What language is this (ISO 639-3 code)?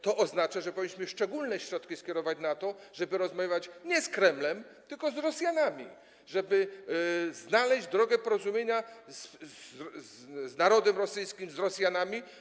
pol